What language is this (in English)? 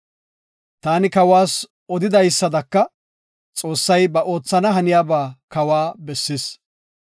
Gofa